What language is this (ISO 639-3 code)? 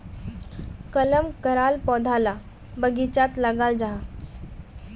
mag